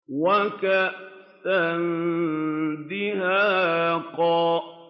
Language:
Arabic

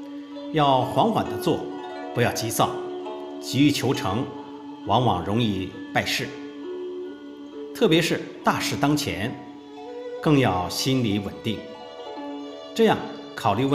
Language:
Chinese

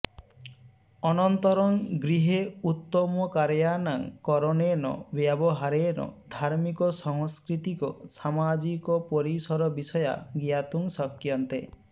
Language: Sanskrit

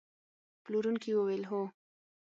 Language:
Pashto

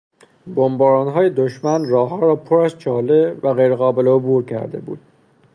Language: Persian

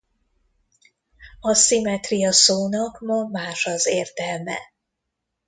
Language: Hungarian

